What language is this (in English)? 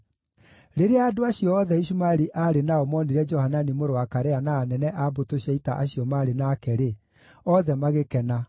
Kikuyu